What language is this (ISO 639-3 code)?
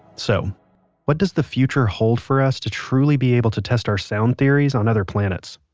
eng